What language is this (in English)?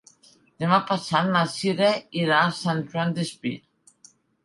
Catalan